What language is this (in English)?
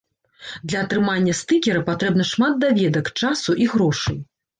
Belarusian